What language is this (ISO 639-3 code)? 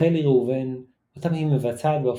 heb